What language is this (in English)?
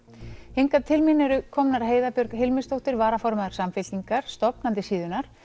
Icelandic